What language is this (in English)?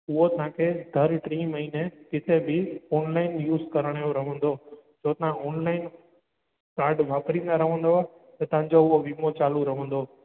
Sindhi